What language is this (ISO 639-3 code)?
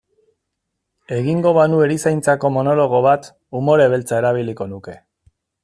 eus